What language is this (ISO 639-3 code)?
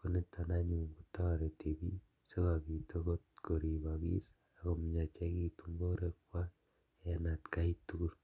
kln